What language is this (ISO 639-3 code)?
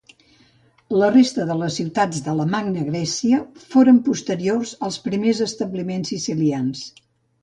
cat